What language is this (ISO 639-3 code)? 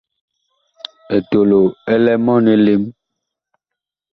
bkh